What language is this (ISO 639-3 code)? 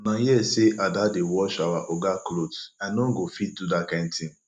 pcm